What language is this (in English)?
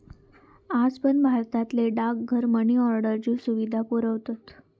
Marathi